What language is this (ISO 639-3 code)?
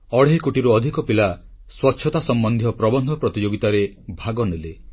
ori